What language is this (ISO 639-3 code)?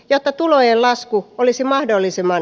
fin